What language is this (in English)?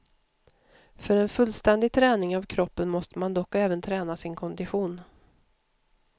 Swedish